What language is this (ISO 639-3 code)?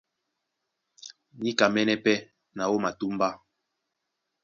dua